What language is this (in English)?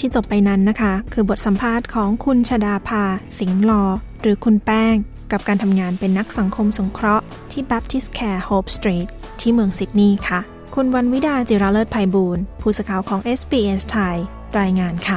Thai